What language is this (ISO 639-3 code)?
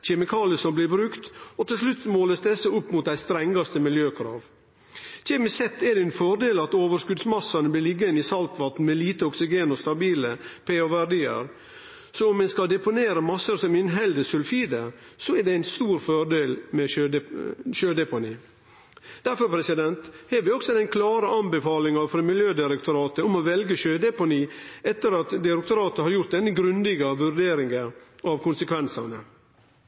nno